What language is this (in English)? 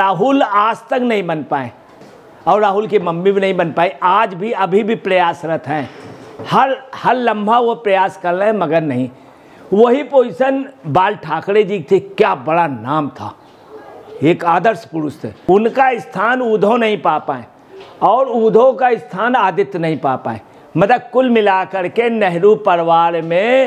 Hindi